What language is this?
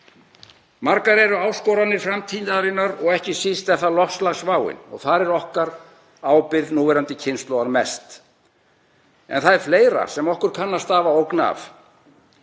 Icelandic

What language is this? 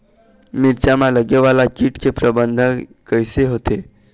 Chhattisgarhi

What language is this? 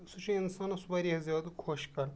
Kashmiri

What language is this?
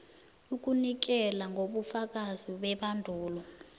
South Ndebele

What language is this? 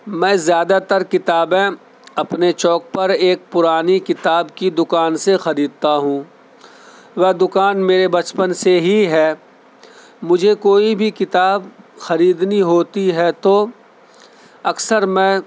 Urdu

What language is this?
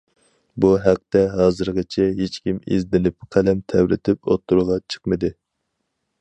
Uyghur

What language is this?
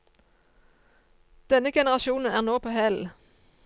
Norwegian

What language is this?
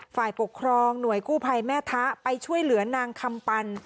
Thai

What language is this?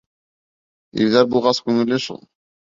Bashkir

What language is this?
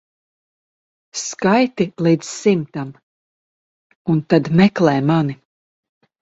Latvian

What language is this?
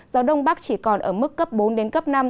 Vietnamese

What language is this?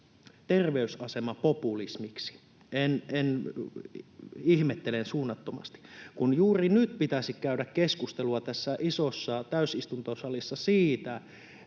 Finnish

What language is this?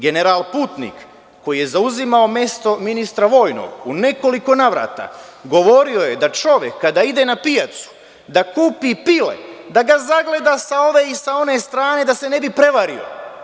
Serbian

